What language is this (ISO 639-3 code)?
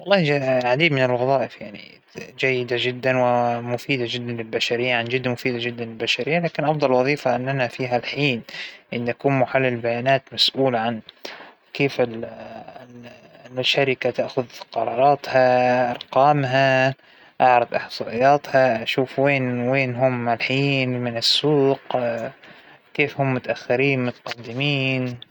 acw